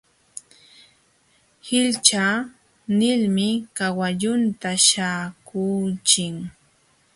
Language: Jauja Wanca Quechua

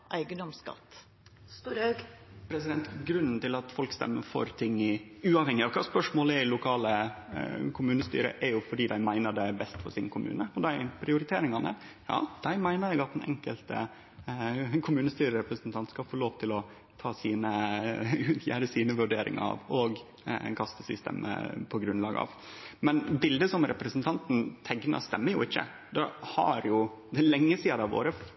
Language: Norwegian Nynorsk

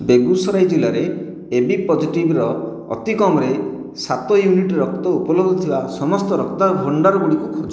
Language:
Odia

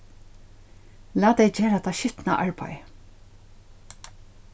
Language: Faroese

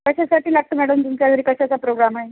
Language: Marathi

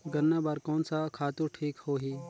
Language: Chhattisgarhi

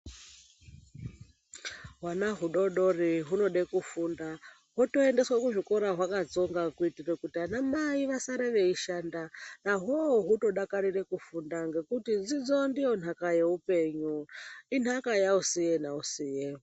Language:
Ndau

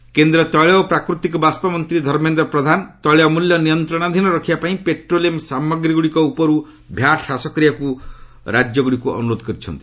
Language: Odia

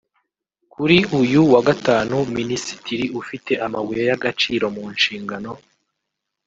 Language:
Kinyarwanda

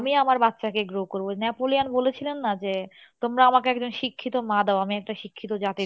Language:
Bangla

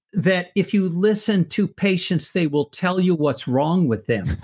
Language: English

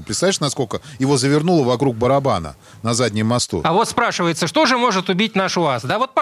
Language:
Russian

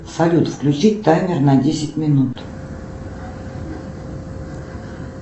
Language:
Russian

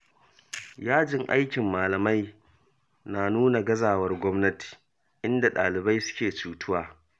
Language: Hausa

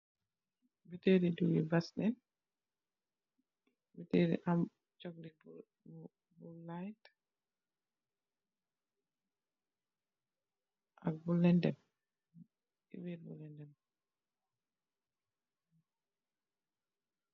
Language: Wolof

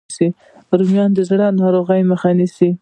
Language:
Pashto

